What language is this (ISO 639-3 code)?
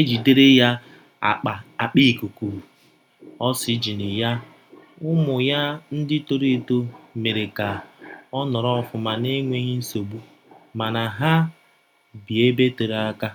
ibo